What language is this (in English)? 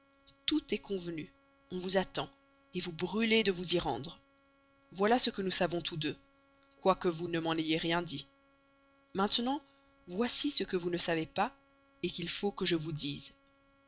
French